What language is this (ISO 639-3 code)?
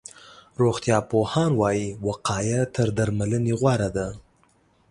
pus